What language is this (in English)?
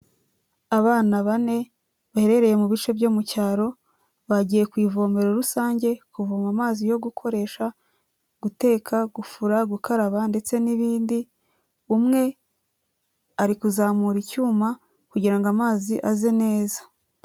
Kinyarwanda